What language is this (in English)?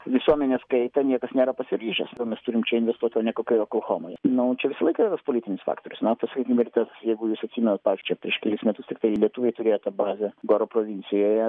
Lithuanian